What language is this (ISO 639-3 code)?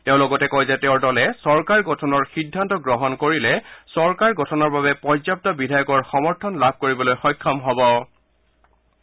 asm